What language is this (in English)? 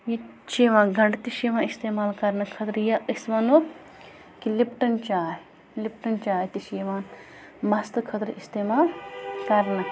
Kashmiri